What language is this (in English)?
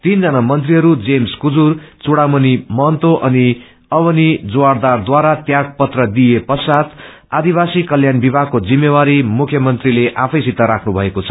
Nepali